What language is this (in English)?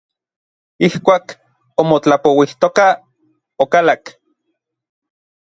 Orizaba Nahuatl